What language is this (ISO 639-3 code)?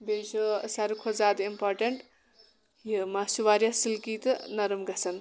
kas